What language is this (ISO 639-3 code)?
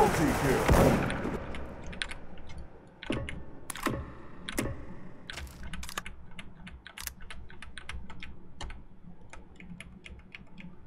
kor